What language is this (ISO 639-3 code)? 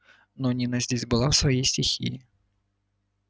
rus